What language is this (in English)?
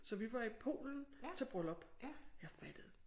Danish